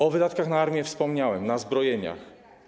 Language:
Polish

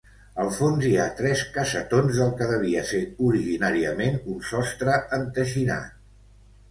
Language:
Catalan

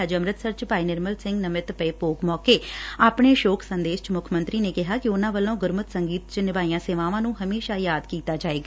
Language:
Punjabi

